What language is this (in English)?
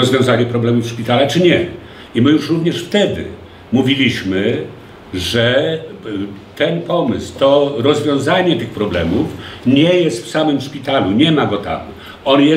Polish